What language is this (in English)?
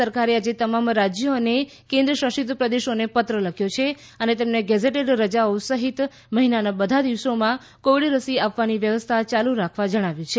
Gujarati